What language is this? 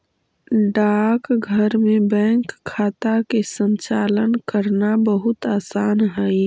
Magahi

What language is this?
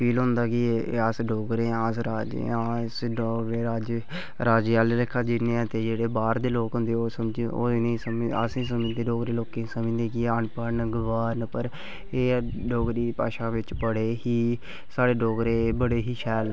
Dogri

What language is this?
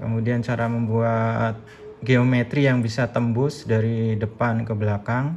Indonesian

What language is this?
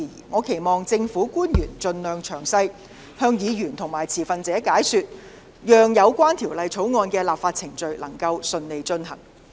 Cantonese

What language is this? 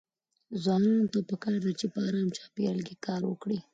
Pashto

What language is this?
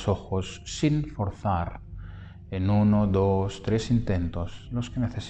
Spanish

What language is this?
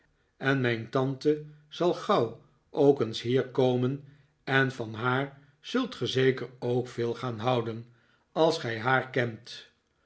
Dutch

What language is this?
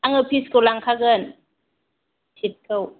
Bodo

